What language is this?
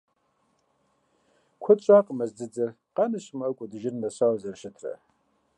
Kabardian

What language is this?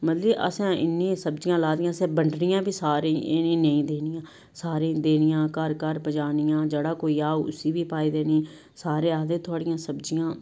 Dogri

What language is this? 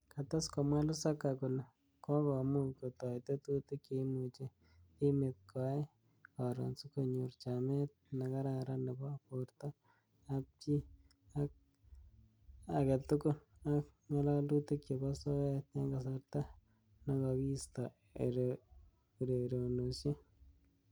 Kalenjin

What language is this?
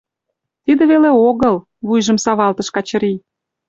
Mari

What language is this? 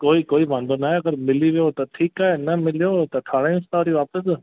Sindhi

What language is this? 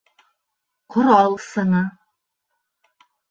Bashkir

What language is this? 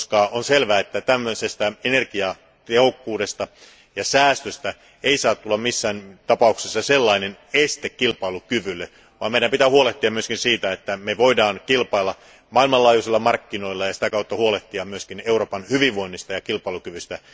Finnish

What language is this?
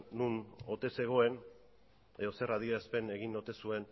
Basque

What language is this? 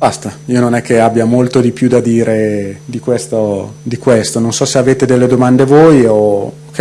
Italian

